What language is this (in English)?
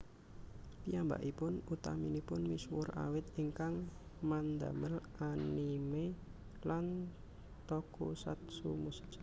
Javanese